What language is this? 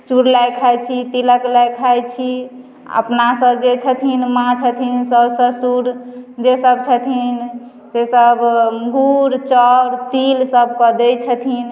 Maithili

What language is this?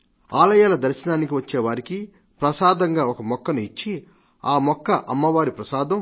Telugu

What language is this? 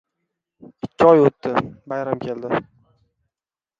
Uzbek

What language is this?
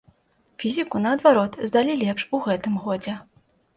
Belarusian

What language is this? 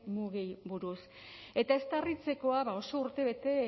Basque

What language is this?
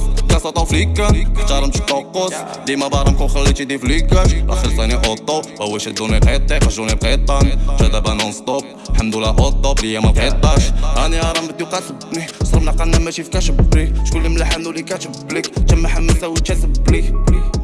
Arabic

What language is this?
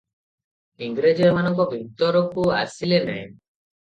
Odia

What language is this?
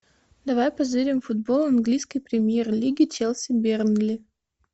Russian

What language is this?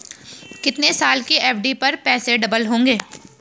Hindi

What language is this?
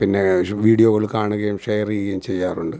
Malayalam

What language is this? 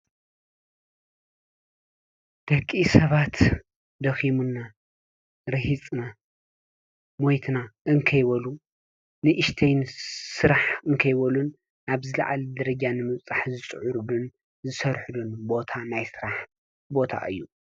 Tigrinya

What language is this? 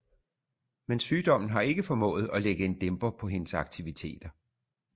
Danish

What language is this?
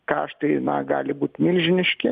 Lithuanian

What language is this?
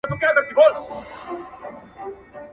Pashto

